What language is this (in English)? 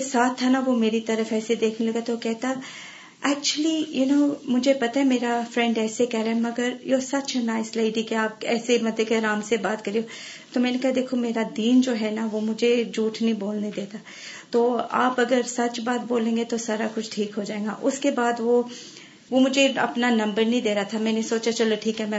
Urdu